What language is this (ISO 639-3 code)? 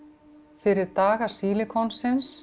isl